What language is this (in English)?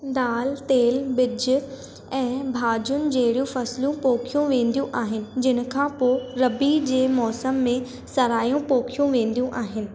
Sindhi